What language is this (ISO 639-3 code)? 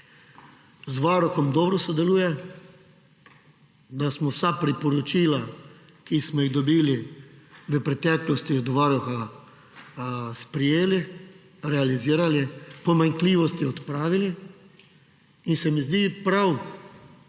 slv